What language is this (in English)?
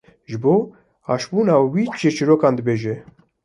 Kurdish